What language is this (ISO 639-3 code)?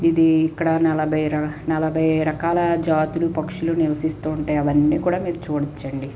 tel